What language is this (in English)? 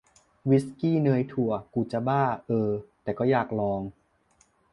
Thai